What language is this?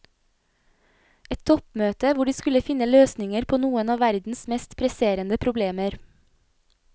Norwegian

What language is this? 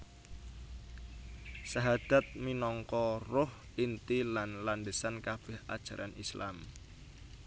Javanese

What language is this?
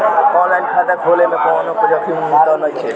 Bhojpuri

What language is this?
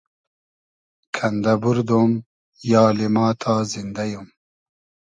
Hazaragi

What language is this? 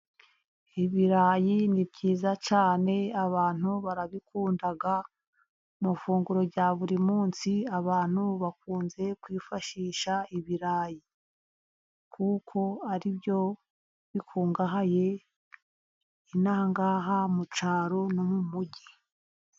Kinyarwanda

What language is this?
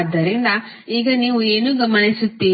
Kannada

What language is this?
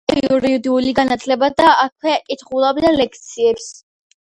Georgian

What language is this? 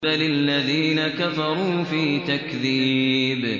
Arabic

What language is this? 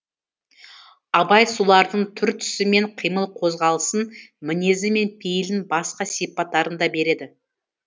Kazakh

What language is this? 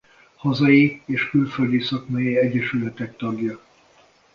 Hungarian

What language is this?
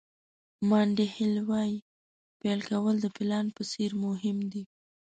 Pashto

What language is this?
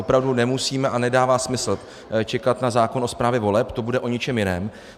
Czech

